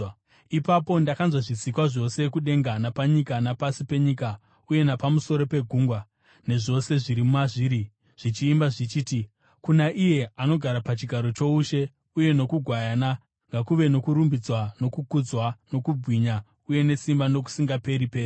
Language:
Shona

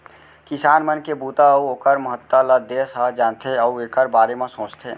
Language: Chhattisgarhi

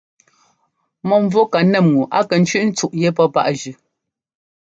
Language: Ngomba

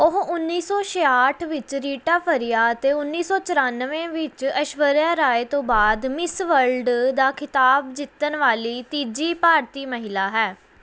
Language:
Punjabi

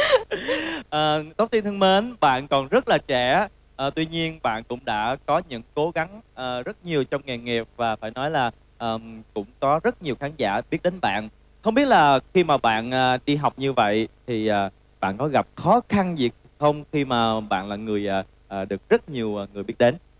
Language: Vietnamese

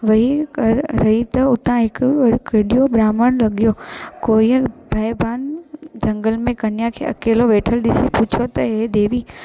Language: Sindhi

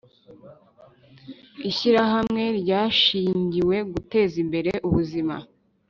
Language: Kinyarwanda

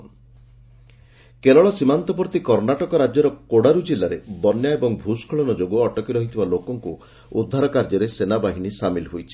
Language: Odia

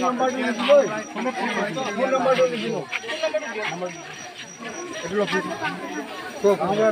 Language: Romanian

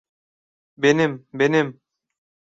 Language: Turkish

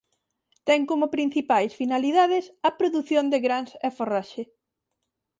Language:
Galician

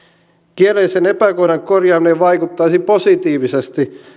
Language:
Finnish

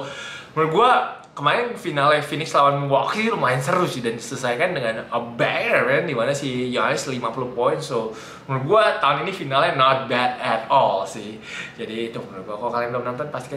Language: Indonesian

